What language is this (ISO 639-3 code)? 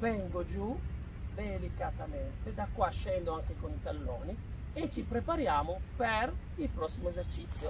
ita